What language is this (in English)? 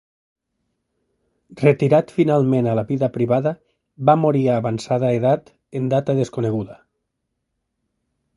Catalan